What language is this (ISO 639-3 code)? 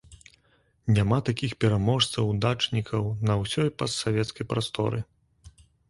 bel